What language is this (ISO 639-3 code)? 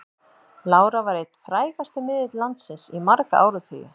isl